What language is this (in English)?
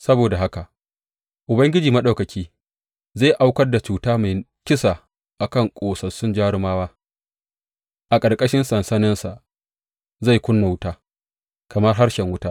Hausa